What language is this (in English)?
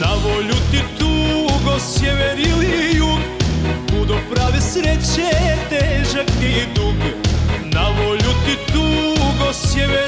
Romanian